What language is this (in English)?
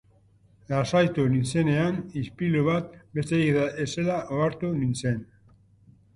Basque